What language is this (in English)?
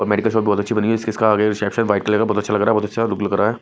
Hindi